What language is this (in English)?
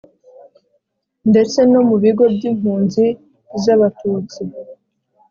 Kinyarwanda